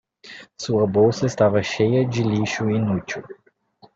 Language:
Portuguese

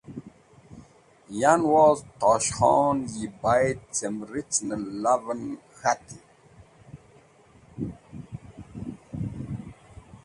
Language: Wakhi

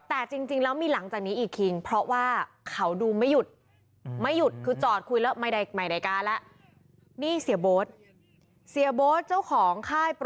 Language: Thai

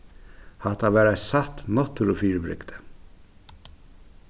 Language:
Faroese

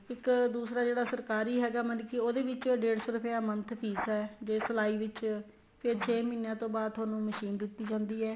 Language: Punjabi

